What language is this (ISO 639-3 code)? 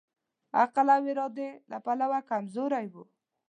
pus